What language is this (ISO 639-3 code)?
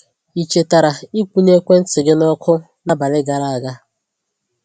ibo